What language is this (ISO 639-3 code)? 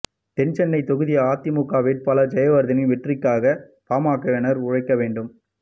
tam